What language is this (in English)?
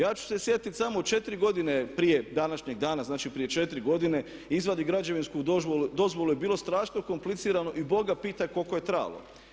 Croatian